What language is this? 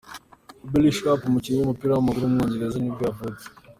Kinyarwanda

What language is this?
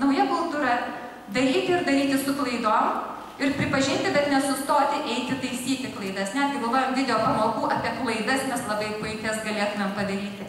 Lithuanian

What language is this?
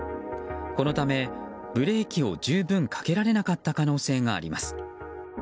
Japanese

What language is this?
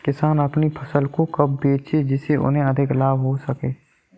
Hindi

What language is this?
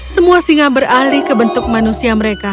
Indonesian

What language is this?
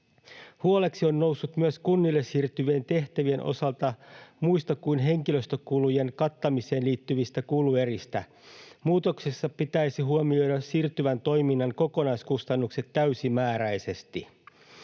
Finnish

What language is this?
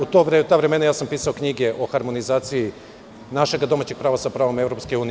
Serbian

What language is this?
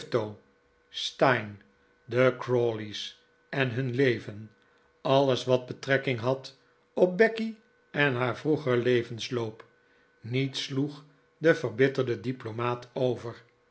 Dutch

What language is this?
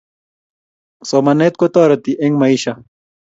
Kalenjin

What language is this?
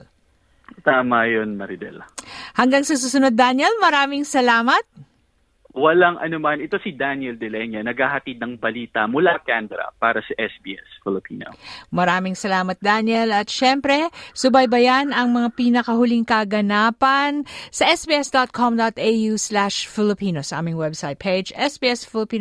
Filipino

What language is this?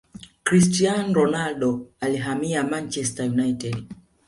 Swahili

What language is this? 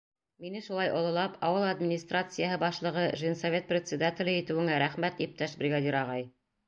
Bashkir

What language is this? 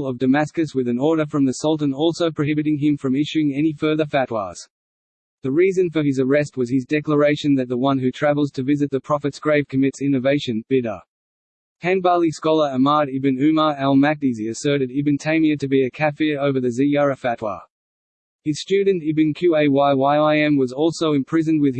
English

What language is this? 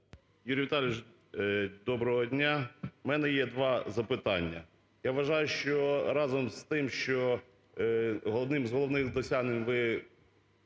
Ukrainian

